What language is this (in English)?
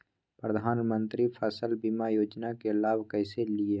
Magahi